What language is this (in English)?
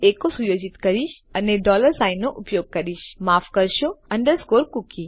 Gujarati